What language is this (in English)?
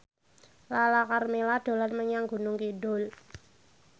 Javanese